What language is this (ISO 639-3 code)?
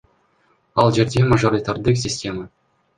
kir